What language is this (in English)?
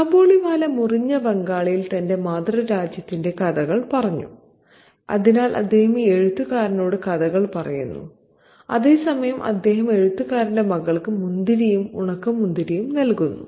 Malayalam